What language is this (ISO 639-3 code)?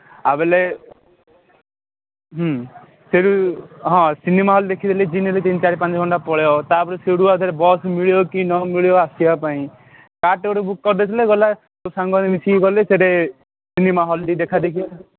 ori